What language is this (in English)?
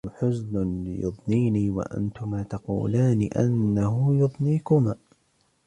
Arabic